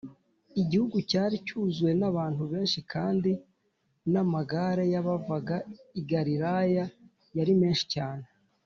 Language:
Kinyarwanda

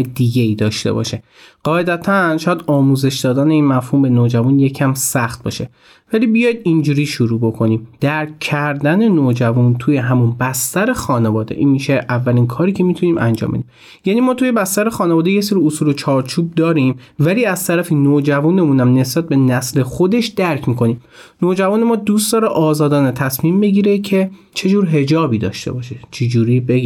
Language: Persian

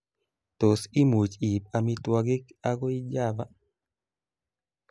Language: Kalenjin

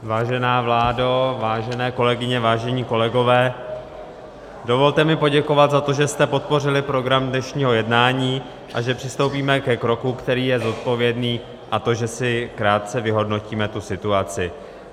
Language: Czech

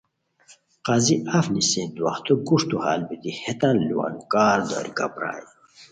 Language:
Khowar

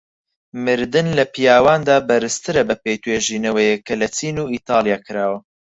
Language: Central Kurdish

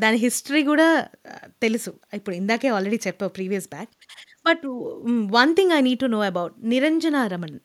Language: Telugu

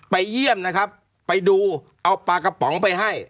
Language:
Thai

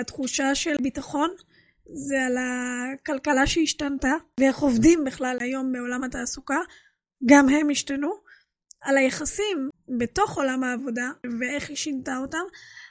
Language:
Hebrew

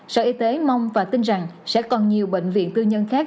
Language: Vietnamese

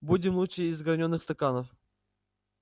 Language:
Russian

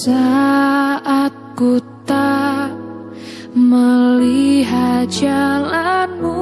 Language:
Indonesian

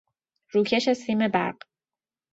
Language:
Persian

